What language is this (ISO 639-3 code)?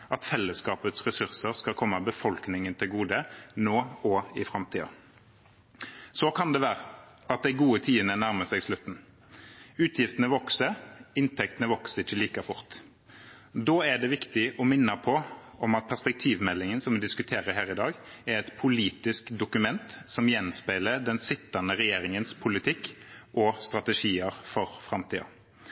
nob